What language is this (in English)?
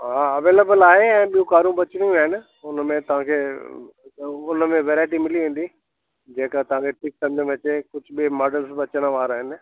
Sindhi